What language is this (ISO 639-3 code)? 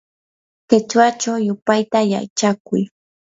qur